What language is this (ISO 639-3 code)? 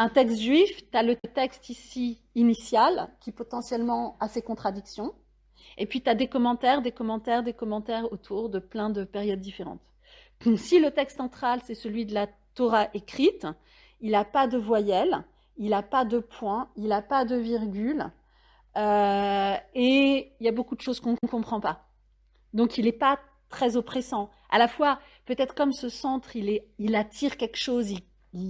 fra